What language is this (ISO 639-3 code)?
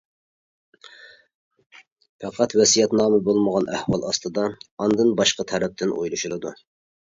uig